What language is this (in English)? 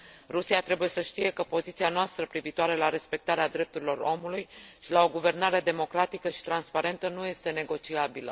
Romanian